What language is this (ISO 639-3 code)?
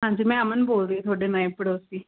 pan